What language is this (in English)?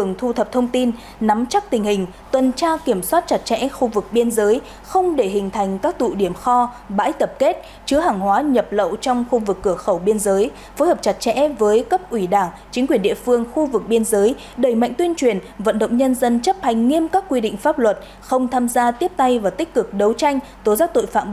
Vietnamese